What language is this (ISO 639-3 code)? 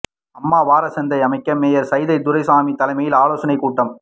tam